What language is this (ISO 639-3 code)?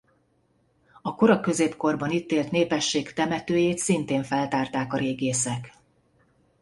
hun